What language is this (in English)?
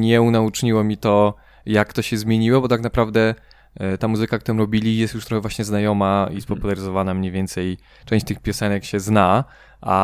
Polish